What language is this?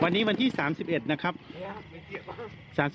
Thai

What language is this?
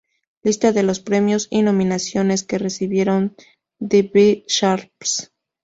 Spanish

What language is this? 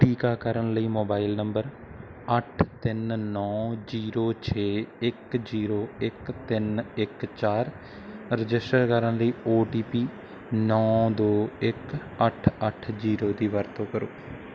Punjabi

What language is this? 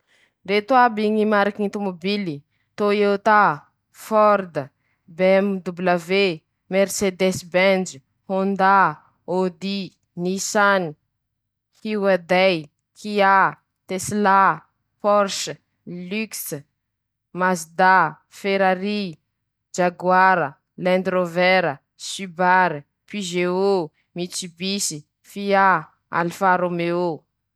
Masikoro Malagasy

